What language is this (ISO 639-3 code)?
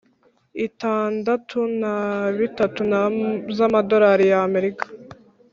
kin